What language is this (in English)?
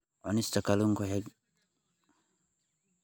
Somali